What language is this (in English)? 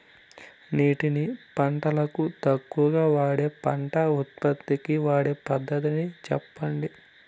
Telugu